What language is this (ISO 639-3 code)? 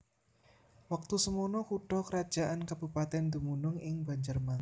jav